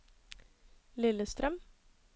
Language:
Norwegian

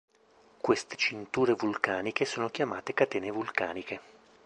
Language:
Italian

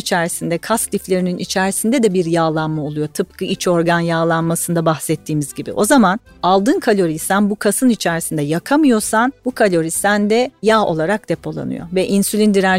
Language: Turkish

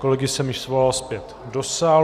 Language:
Czech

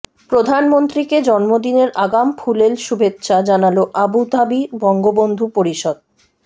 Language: Bangla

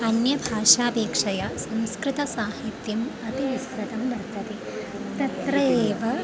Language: Sanskrit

